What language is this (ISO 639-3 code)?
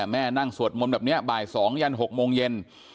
tha